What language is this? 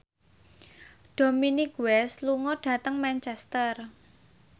Javanese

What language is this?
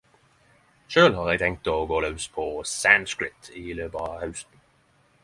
Norwegian Nynorsk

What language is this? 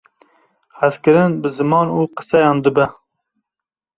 Kurdish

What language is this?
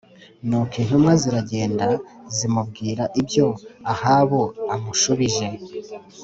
Kinyarwanda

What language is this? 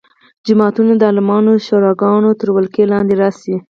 Pashto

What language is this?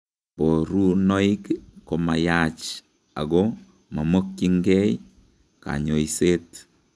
Kalenjin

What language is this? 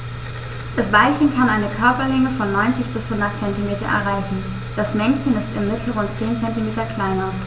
German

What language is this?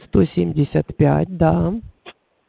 Russian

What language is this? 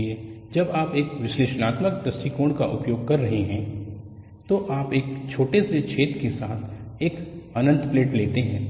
Hindi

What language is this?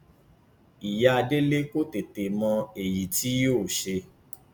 Yoruba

